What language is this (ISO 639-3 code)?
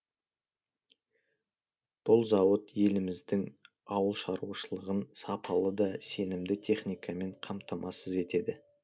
kaz